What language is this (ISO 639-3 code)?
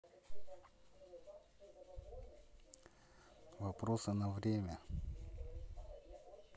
rus